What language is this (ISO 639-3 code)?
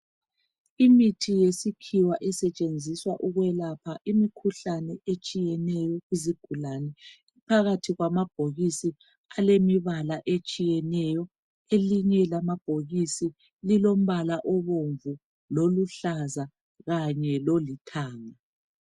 nde